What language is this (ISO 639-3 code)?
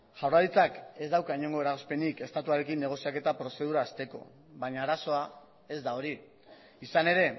eus